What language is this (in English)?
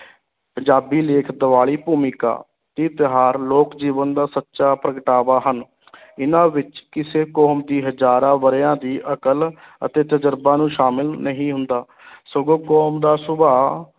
Punjabi